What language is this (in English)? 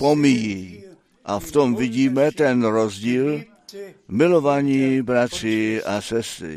Czech